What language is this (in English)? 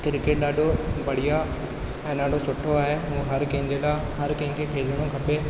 Sindhi